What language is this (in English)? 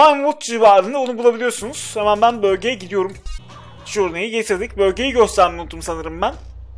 Turkish